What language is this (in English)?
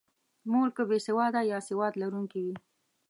Pashto